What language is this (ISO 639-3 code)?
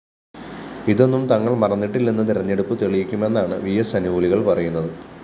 mal